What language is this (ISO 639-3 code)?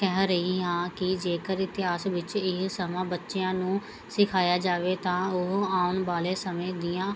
pan